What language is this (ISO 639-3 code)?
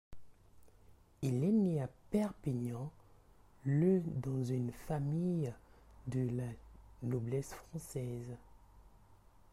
fra